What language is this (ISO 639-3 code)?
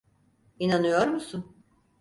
tur